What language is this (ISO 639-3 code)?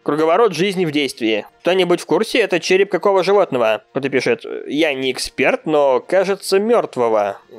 rus